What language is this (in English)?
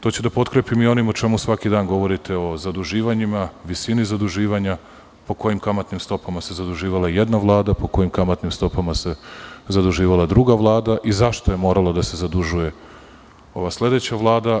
Serbian